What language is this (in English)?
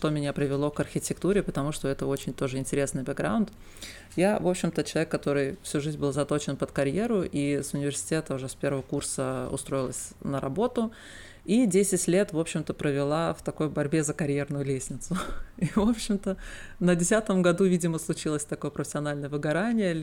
Russian